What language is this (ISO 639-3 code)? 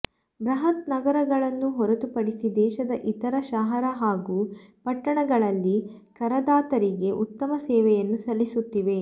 kan